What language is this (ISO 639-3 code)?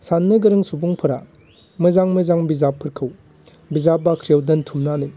brx